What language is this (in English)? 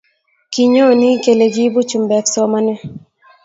Kalenjin